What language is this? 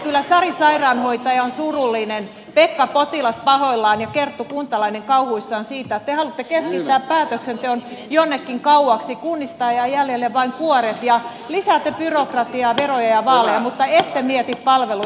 Finnish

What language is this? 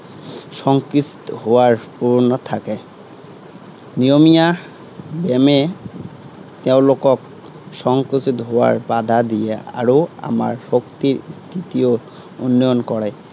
Assamese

